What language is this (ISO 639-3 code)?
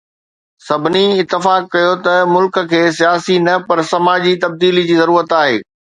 snd